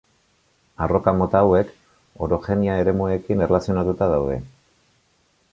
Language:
Basque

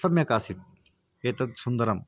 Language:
Sanskrit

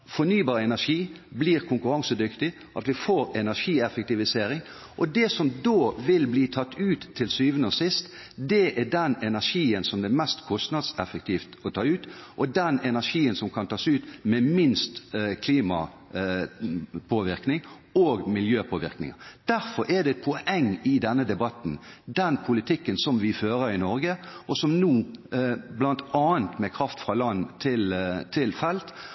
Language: Norwegian Bokmål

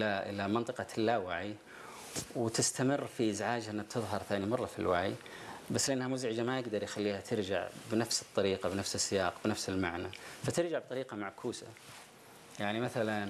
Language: Arabic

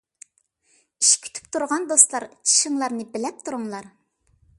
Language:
Uyghur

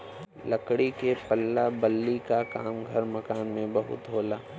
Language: Bhojpuri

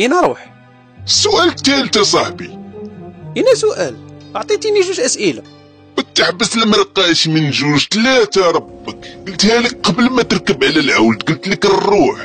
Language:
Arabic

